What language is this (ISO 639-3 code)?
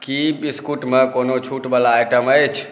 mai